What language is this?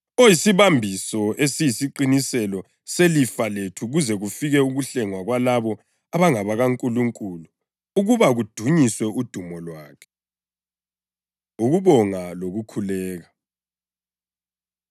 North Ndebele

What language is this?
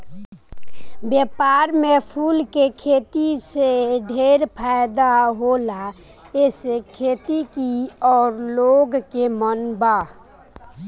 Bhojpuri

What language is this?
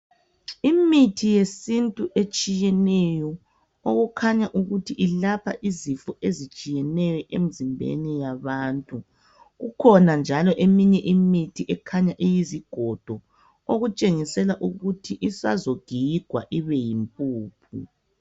North Ndebele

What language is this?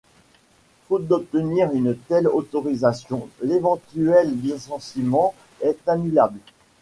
French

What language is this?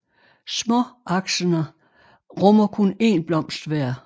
Danish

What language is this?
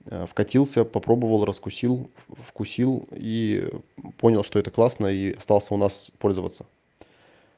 Russian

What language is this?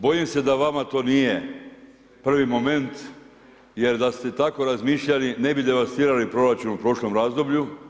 Croatian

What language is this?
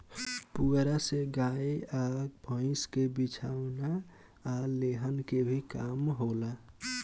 Bhojpuri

